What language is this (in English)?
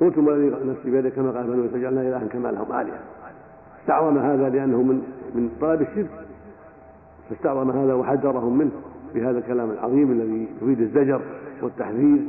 Arabic